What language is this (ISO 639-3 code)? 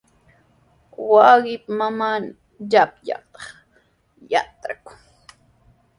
qws